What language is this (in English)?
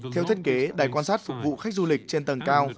Vietnamese